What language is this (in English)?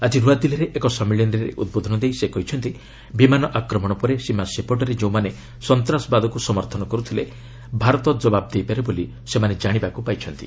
Odia